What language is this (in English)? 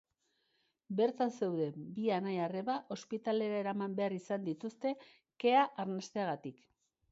Basque